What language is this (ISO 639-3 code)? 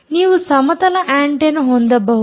kan